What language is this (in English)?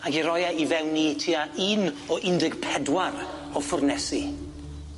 Welsh